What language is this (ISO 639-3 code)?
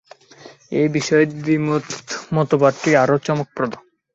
ben